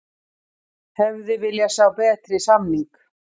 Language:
Icelandic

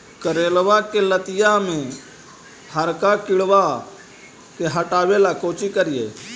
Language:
Magahi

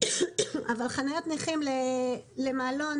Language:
Hebrew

